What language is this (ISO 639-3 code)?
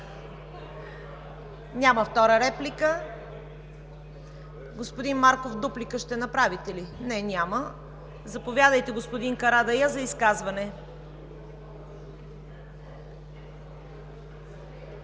bul